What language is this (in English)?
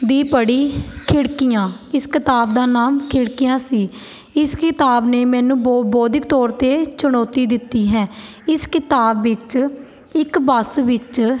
Punjabi